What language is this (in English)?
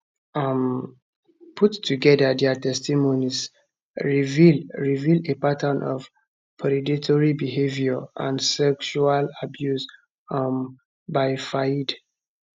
Nigerian Pidgin